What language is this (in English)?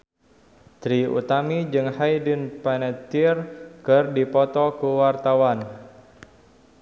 Sundanese